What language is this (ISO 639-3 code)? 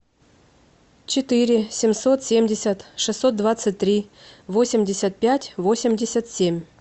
rus